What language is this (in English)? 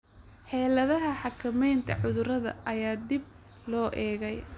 Somali